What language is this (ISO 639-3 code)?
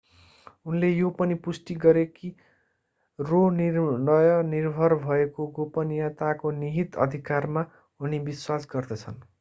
nep